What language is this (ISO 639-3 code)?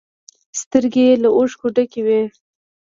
pus